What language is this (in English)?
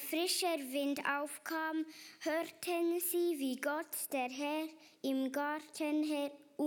German